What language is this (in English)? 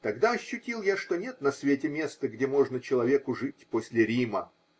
Russian